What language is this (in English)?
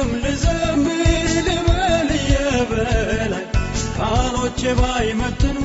Amharic